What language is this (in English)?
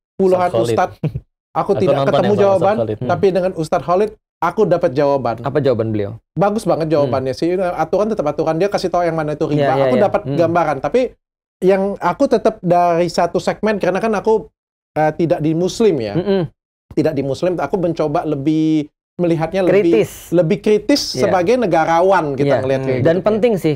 Indonesian